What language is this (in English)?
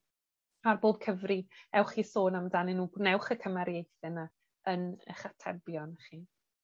Welsh